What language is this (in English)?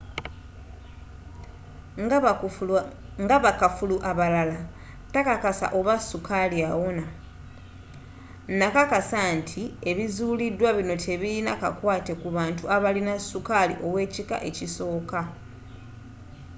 Ganda